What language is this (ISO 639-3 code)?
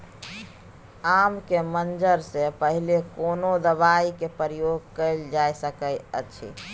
mai